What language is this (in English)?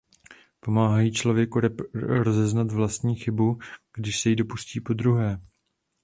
Czech